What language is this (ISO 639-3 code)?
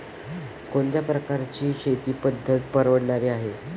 mar